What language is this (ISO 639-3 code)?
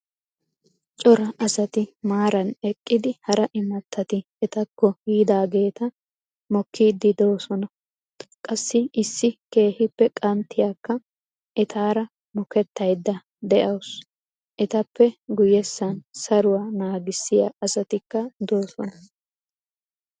wal